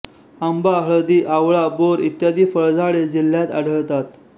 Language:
Marathi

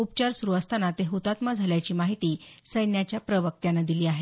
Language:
Marathi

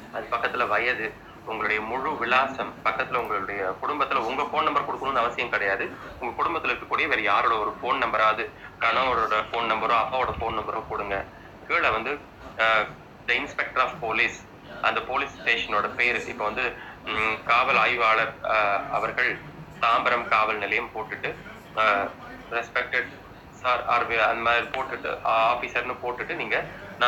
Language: Tamil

